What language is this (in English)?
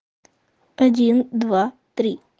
Russian